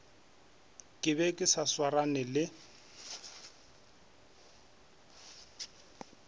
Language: Northern Sotho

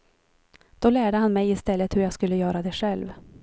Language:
Swedish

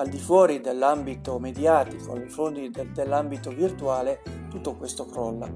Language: Italian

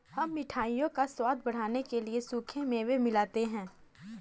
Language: Hindi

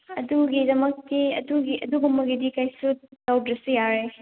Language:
Manipuri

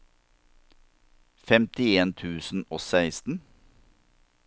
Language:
Norwegian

